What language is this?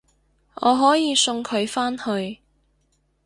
Cantonese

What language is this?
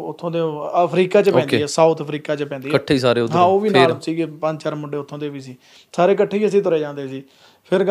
Punjabi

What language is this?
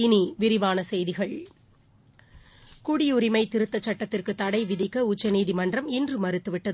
Tamil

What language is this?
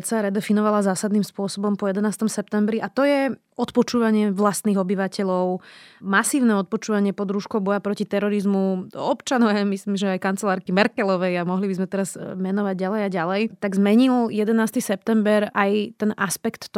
Slovak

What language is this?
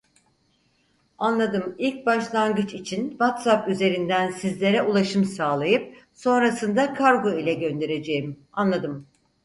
Turkish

